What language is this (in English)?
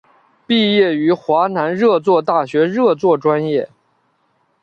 Chinese